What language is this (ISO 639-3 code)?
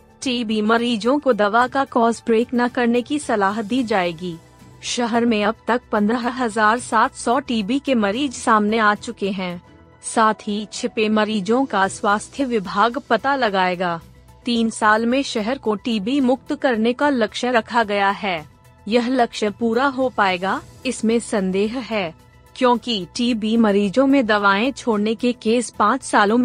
hin